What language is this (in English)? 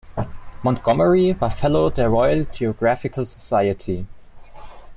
German